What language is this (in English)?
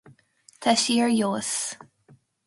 Irish